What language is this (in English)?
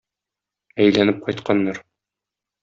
Tatar